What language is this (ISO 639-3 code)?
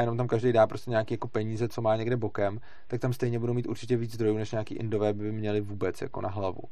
ces